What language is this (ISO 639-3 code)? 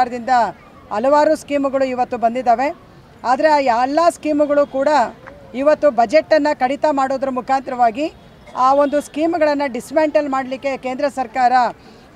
kan